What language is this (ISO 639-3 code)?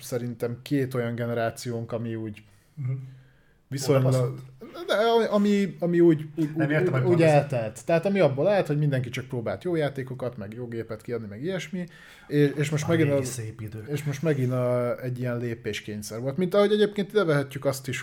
hun